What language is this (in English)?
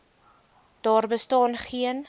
Afrikaans